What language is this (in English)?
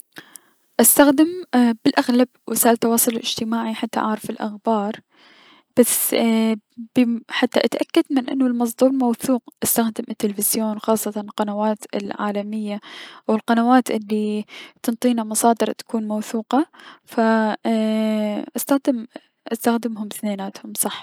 Mesopotamian Arabic